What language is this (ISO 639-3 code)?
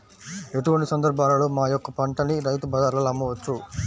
tel